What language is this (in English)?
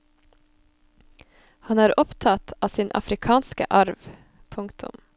Norwegian